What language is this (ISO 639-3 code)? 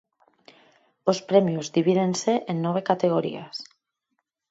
glg